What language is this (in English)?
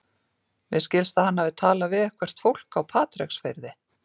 Icelandic